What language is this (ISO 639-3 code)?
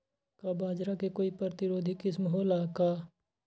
mag